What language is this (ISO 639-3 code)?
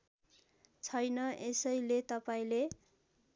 nep